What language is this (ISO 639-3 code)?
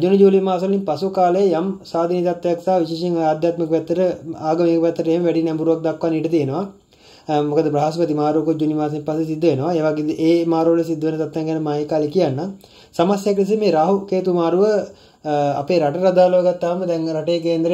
hin